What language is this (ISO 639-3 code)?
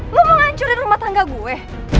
ind